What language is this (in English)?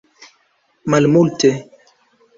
Esperanto